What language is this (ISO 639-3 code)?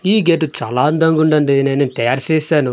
tel